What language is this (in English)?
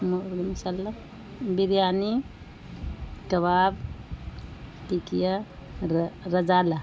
Urdu